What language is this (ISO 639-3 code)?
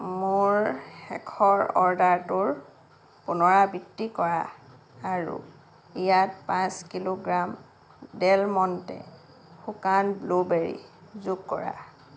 asm